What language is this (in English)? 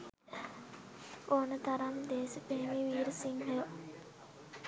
Sinhala